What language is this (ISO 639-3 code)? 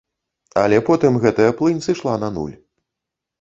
bel